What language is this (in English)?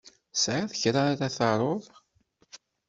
Kabyle